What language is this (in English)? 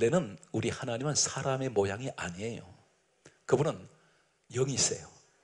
Korean